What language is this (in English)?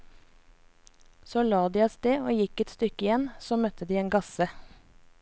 Norwegian